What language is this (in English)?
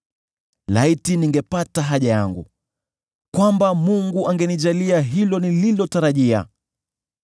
Swahili